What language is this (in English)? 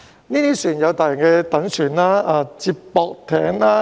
Cantonese